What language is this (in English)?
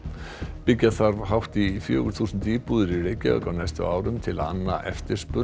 Icelandic